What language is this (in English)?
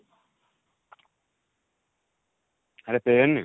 Odia